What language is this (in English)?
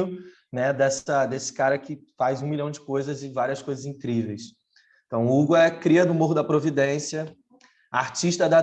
Portuguese